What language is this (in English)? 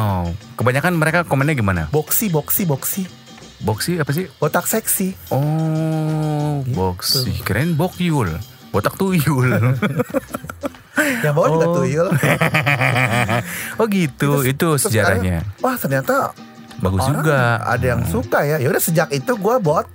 Indonesian